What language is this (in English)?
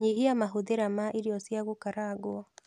Kikuyu